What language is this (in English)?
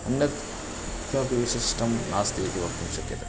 Sanskrit